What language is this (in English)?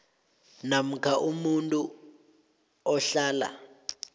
South Ndebele